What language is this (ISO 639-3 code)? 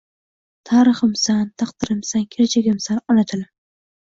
uzb